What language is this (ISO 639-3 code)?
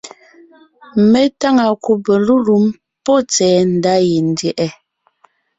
nnh